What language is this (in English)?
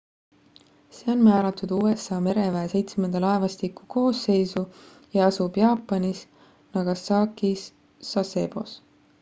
Estonian